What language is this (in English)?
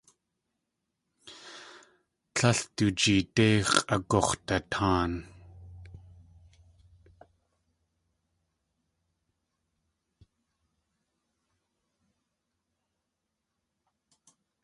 Tlingit